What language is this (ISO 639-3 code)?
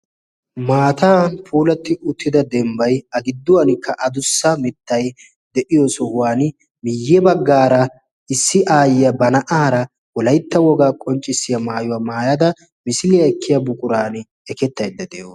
wal